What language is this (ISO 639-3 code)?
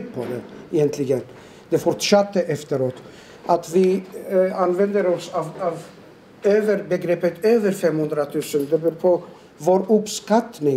swe